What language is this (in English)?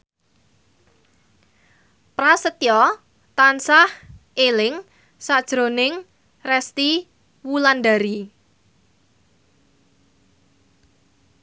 Javanese